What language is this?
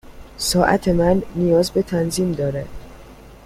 Persian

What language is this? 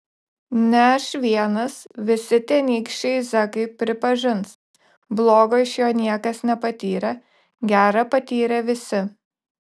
Lithuanian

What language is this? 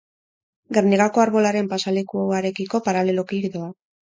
Basque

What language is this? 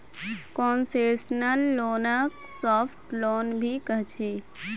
Magahi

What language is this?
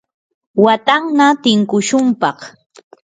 Yanahuanca Pasco Quechua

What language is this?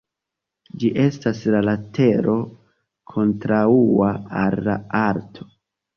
Esperanto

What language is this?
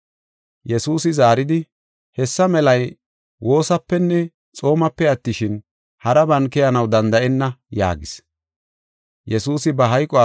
Gofa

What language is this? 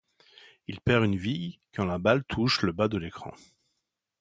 French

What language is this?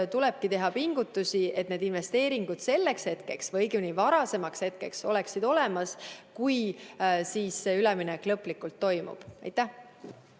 Estonian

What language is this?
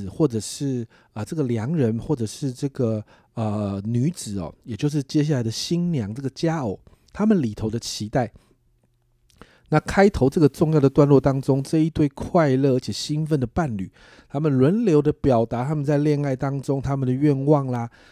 Chinese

